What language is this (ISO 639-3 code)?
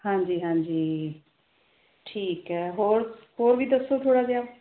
pan